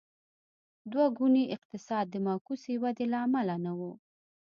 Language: Pashto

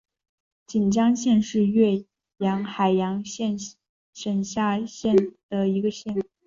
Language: Chinese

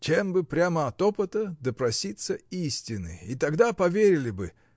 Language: Russian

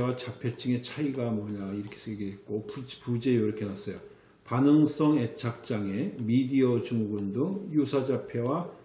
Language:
Korean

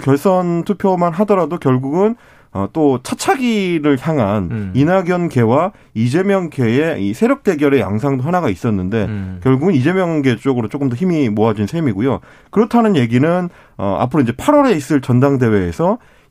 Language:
Korean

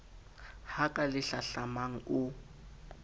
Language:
Southern Sotho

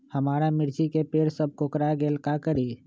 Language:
Magahi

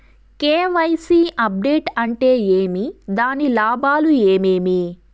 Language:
Telugu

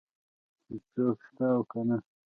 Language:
Pashto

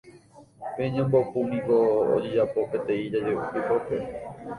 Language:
Guarani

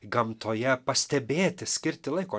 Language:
Lithuanian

